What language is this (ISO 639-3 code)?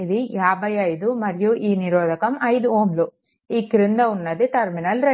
tel